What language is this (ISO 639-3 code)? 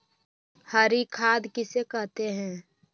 mag